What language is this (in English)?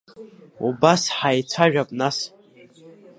Abkhazian